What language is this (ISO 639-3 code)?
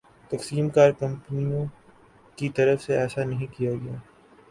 urd